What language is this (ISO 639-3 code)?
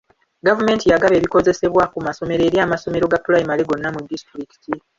lug